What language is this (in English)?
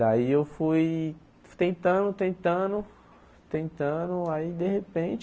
Portuguese